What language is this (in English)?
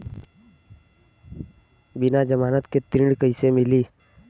Bhojpuri